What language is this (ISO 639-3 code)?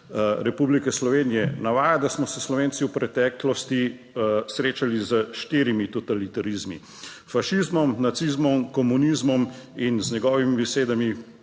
slv